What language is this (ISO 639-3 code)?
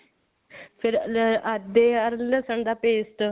pan